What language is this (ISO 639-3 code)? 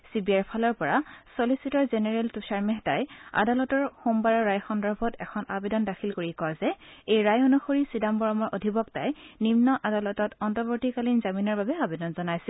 asm